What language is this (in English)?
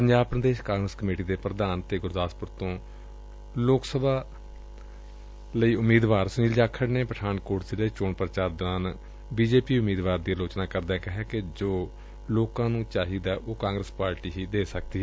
Punjabi